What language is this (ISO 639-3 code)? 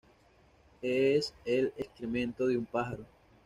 spa